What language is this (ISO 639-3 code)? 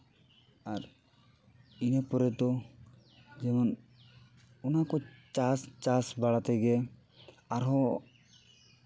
sat